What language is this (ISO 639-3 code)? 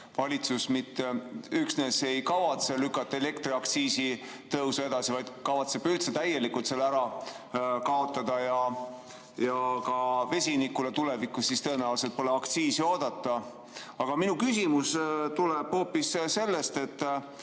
est